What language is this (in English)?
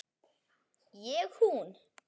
Icelandic